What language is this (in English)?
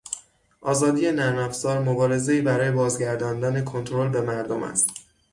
Persian